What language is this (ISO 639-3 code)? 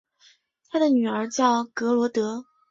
zho